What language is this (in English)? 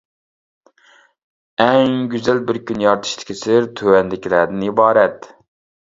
Uyghur